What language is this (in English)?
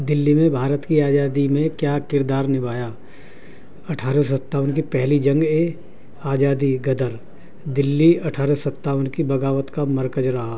Urdu